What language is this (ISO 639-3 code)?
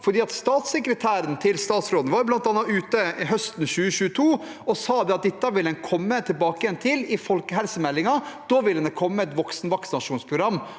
nor